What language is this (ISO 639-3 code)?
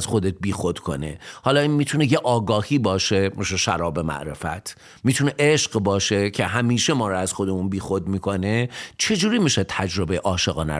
fas